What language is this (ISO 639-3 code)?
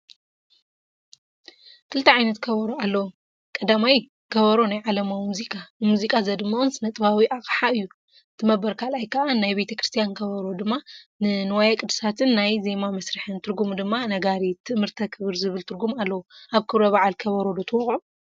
tir